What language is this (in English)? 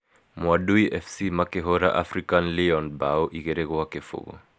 Kikuyu